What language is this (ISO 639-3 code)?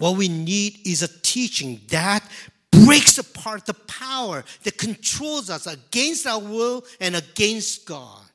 eng